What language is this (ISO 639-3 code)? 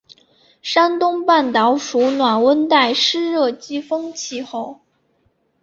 zho